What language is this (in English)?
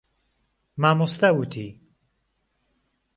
Central Kurdish